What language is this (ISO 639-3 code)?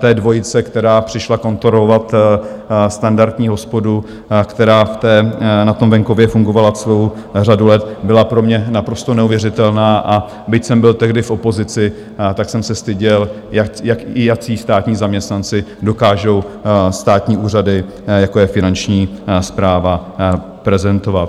ces